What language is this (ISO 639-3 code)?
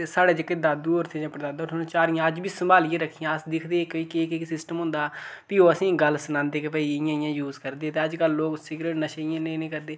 doi